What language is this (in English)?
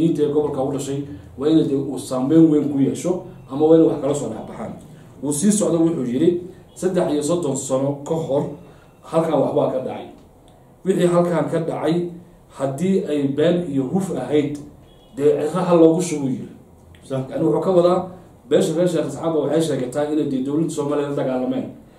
Arabic